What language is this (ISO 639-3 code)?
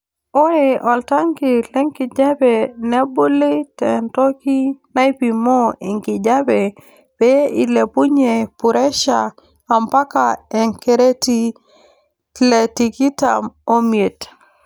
mas